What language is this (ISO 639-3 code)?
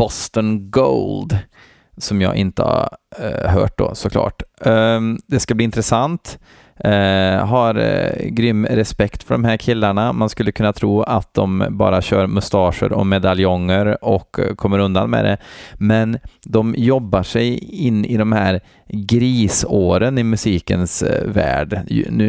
swe